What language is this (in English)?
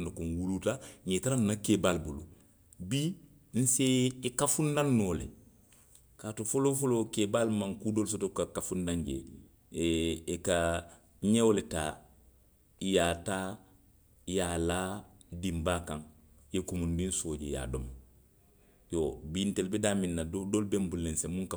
Western Maninkakan